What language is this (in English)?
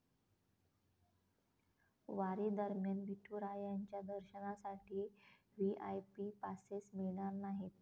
Marathi